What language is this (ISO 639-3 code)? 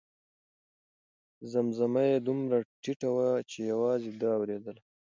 pus